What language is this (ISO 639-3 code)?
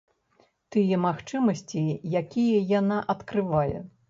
bel